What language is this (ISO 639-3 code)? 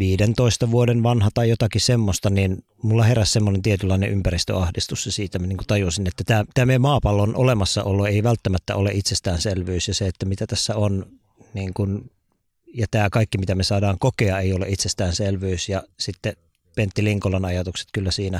fin